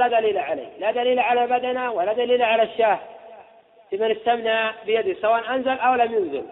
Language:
Arabic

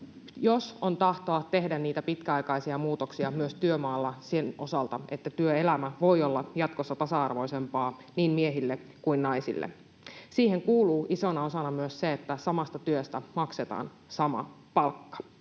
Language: Finnish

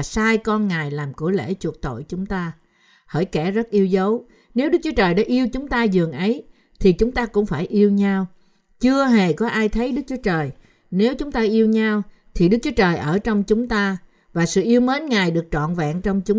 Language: Vietnamese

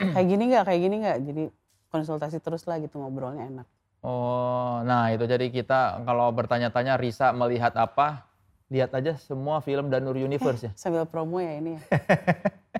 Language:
Indonesian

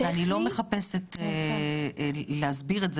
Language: Hebrew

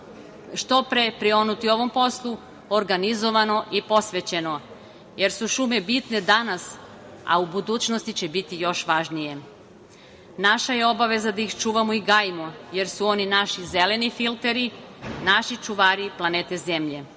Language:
Serbian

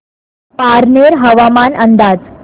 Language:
Marathi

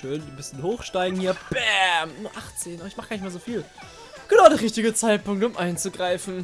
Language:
German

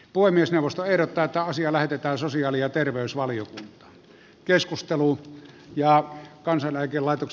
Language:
Finnish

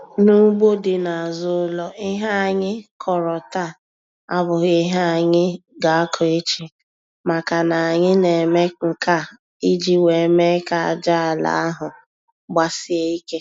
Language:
Igbo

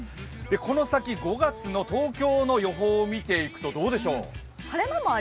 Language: Japanese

